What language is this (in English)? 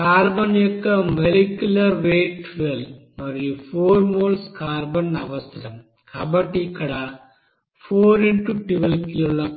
Telugu